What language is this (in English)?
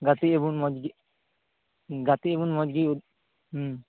Santali